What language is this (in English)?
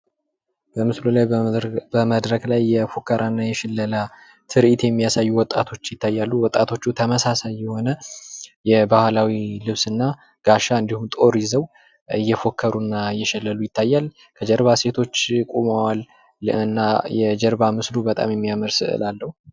Amharic